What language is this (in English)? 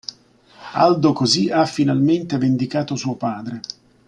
Italian